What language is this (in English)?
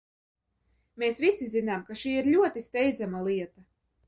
Latvian